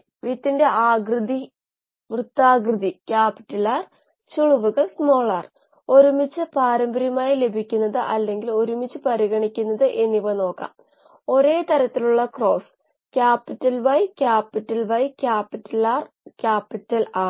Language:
Malayalam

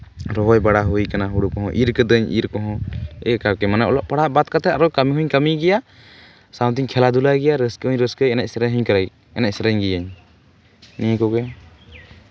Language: Santali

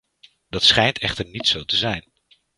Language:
Dutch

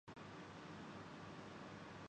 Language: Urdu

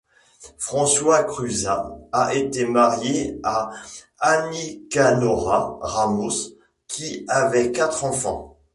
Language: French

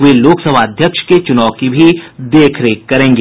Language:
Hindi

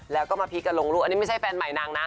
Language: Thai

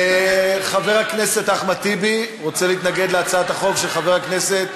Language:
Hebrew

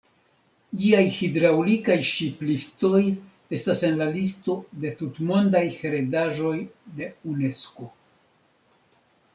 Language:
Esperanto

